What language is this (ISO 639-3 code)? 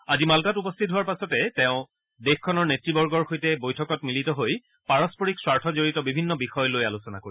asm